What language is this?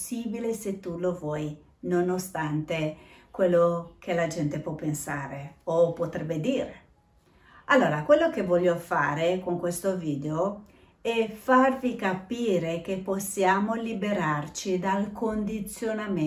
Italian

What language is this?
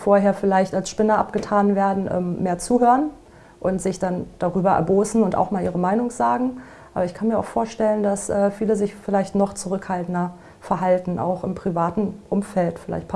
German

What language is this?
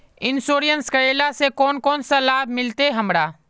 Magahi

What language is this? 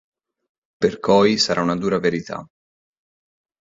Italian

